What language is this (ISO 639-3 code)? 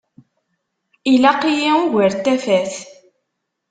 kab